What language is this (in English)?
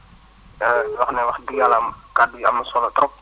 Wolof